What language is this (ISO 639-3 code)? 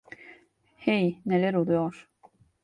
tur